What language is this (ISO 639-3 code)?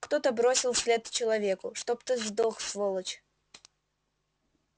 rus